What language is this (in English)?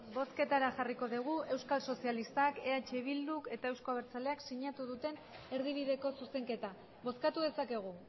Basque